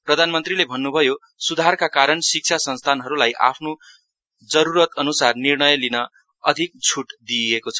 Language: Nepali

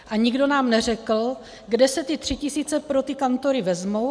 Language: Czech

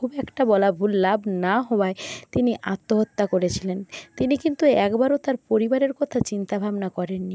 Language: Bangla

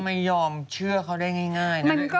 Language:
Thai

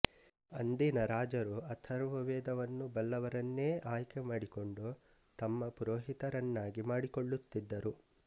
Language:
Kannada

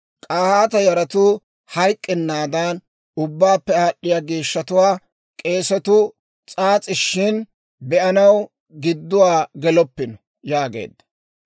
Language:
Dawro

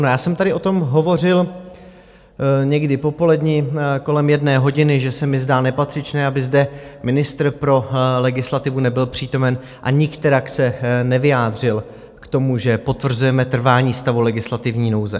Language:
Czech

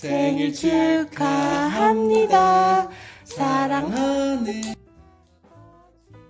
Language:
Korean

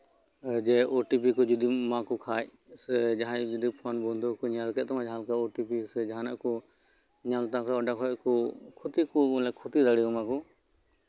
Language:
Santali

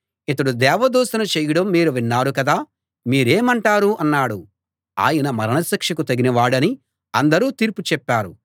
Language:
Telugu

